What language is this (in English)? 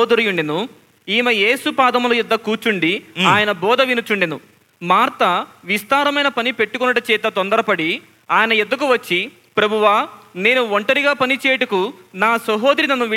Telugu